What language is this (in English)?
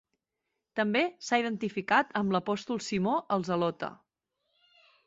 Catalan